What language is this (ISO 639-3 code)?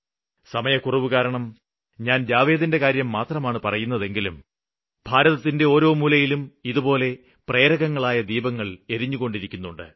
mal